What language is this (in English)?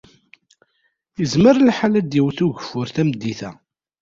Kabyle